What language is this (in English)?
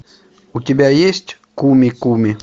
Russian